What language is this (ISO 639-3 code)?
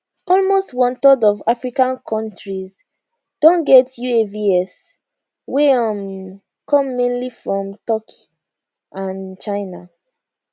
pcm